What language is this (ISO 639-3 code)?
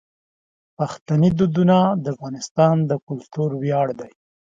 pus